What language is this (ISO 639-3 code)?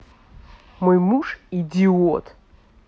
rus